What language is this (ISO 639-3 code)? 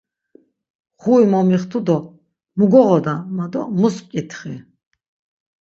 lzz